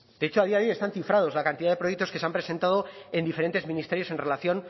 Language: Spanish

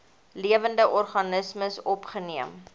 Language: Afrikaans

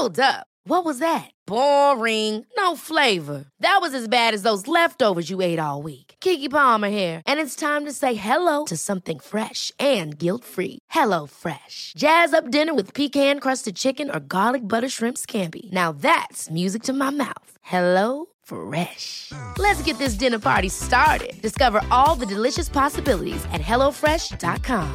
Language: German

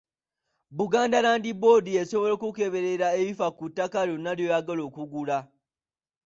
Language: Ganda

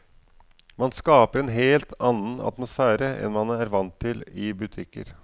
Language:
Norwegian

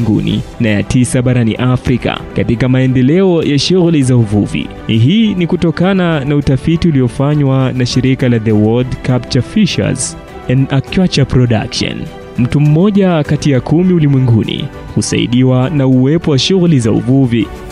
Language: Swahili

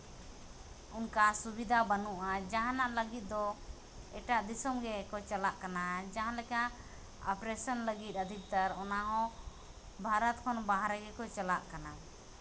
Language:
Santali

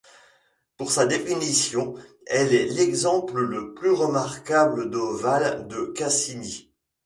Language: French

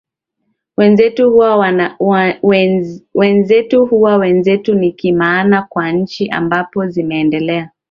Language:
Swahili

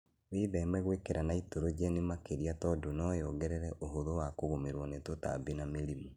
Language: Kikuyu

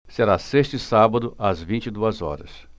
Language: Portuguese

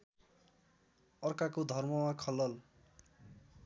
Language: Nepali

